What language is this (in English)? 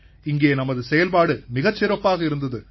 Tamil